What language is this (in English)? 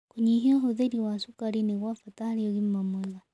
Kikuyu